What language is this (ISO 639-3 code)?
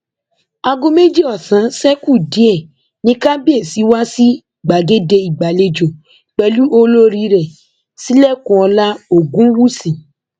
yor